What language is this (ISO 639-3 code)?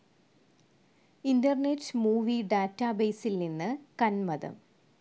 mal